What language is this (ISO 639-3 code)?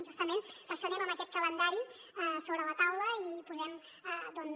cat